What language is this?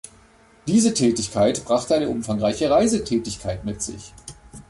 German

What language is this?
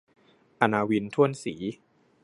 Thai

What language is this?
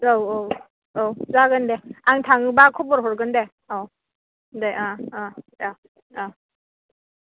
Bodo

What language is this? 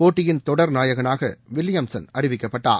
Tamil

